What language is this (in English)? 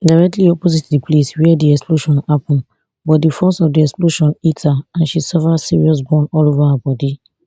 Nigerian Pidgin